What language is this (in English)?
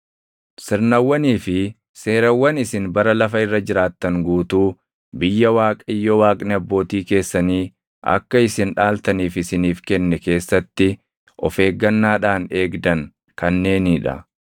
Oromo